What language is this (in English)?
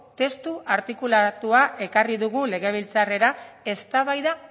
Basque